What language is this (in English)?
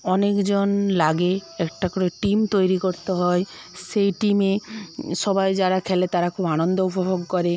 Bangla